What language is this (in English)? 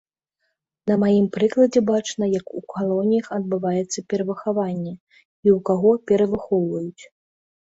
Belarusian